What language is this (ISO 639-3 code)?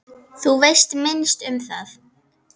isl